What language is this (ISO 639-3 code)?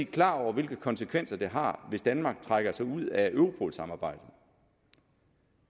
dan